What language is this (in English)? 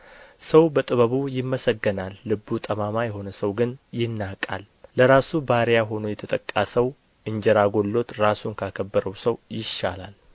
Amharic